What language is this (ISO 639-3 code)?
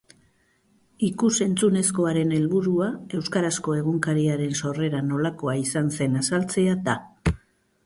eus